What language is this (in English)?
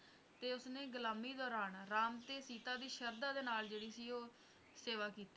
Punjabi